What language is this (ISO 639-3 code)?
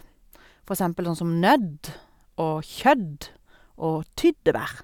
nor